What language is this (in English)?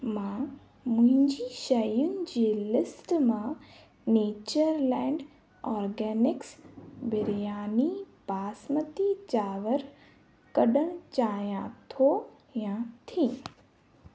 Sindhi